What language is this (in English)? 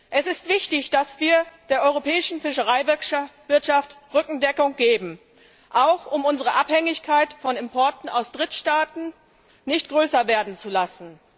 German